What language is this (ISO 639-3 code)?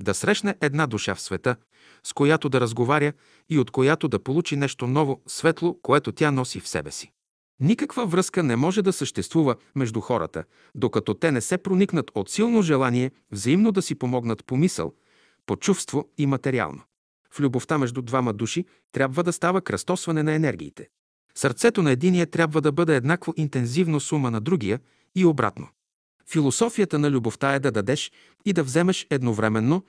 bul